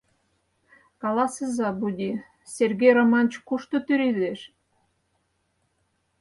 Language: Mari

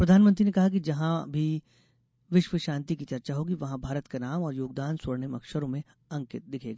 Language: Hindi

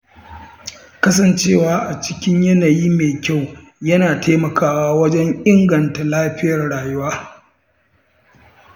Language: Hausa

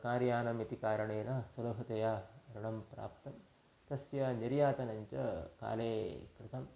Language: Sanskrit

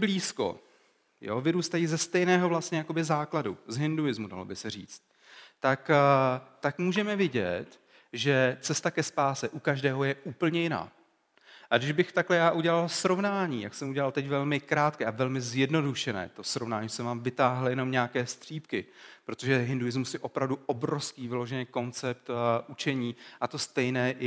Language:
Czech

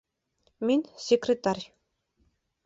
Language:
Bashkir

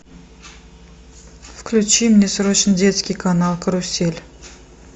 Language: Russian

